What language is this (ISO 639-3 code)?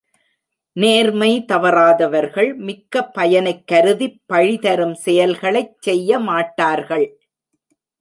tam